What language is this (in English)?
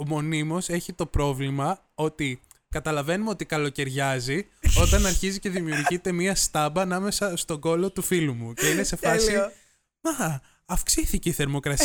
Greek